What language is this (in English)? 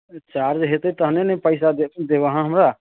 Maithili